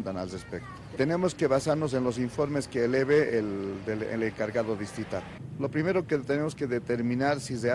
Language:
Spanish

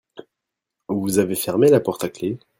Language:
French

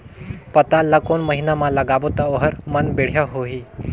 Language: Chhattisgarhi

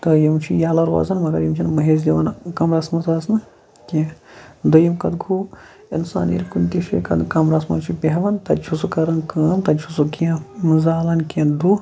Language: Kashmiri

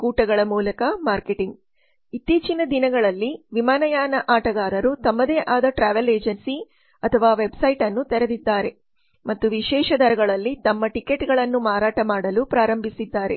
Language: Kannada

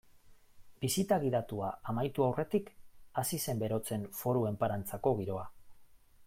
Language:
Basque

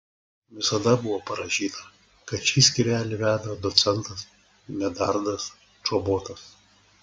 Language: Lithuanian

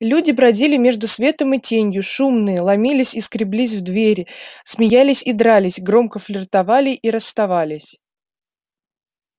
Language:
Russian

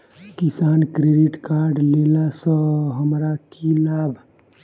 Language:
Maithili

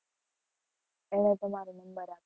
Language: Gujarati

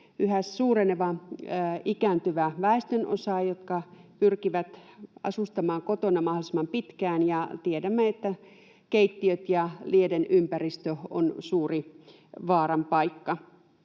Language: Finnish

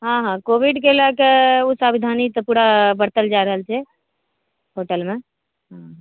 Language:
Maithili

